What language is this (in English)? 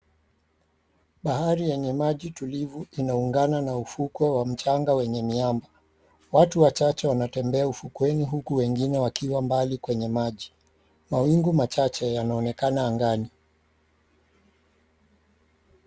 Swahili